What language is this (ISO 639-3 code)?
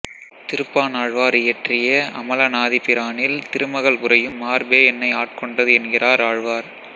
tam